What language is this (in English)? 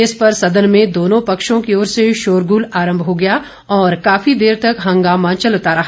Hindi